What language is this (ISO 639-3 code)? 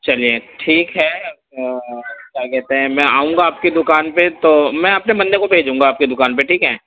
urd